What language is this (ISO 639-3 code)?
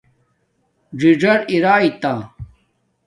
dmk